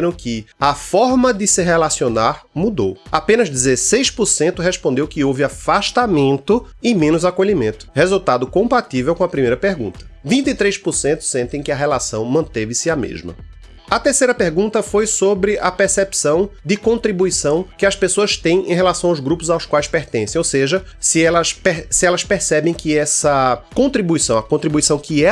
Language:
Portuguese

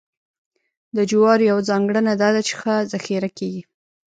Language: Pashto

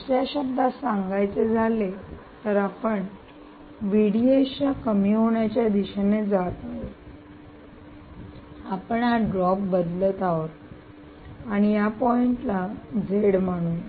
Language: Marathi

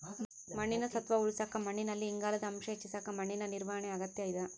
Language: Kannada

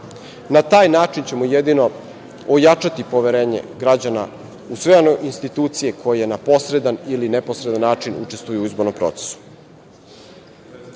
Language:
Serbian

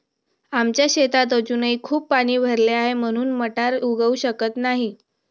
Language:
Marathi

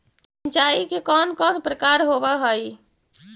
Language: Magahi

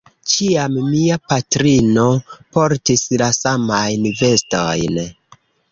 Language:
Esperanto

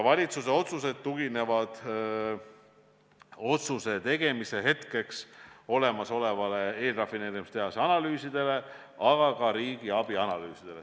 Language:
Estonian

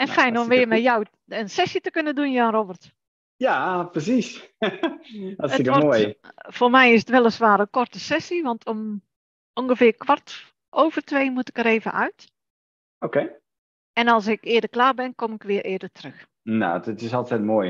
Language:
Dutch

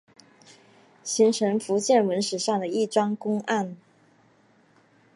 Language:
Chinese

